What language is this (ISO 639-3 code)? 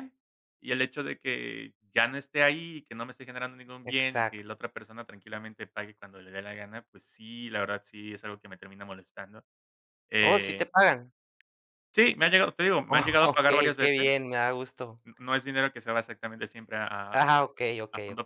spa